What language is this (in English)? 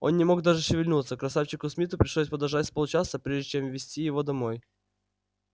Russian